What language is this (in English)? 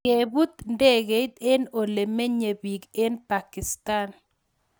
Kalenjin